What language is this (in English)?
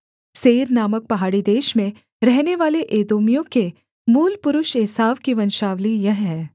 Hindi